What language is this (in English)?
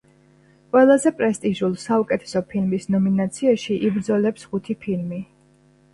Georgian